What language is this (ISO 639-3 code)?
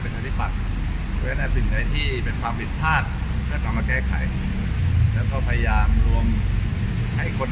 tha